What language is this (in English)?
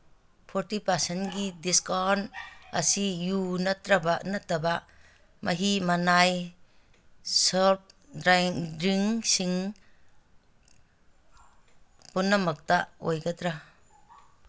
Manipuri